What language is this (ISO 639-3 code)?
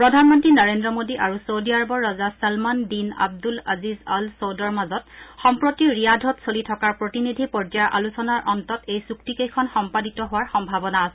asm